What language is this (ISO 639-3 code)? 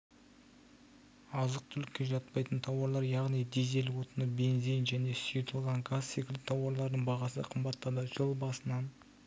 kaz